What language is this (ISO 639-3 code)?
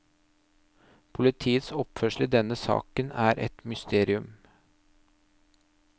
nor